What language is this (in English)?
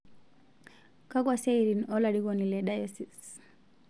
Masai